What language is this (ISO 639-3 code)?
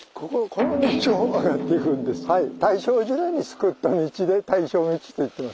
jpn